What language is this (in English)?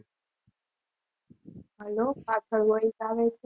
Gujarati